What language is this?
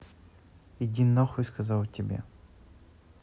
Russian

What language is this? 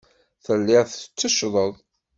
Kabyle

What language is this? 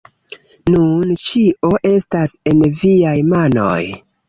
Esperanto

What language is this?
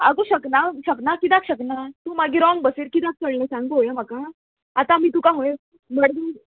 Konkani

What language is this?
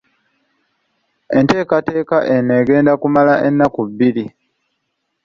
Ganda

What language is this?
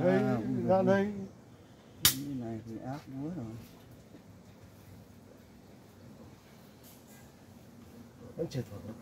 Vietnamese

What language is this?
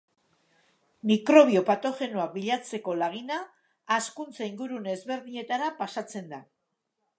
Basque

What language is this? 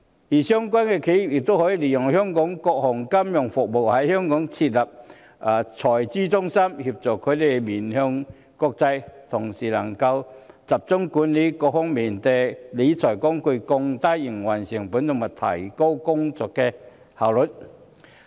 Cantonese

